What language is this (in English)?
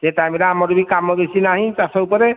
Odia